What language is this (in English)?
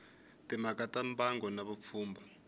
Tsonga